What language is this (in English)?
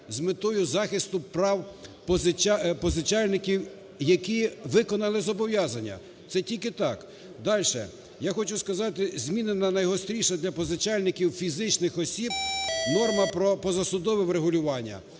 Ukrainian